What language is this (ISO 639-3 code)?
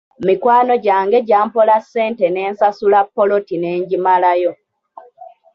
lug